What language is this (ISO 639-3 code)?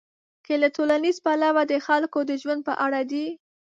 pus